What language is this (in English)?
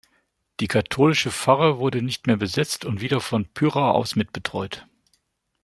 German